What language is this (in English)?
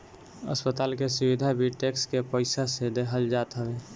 Bhojpuri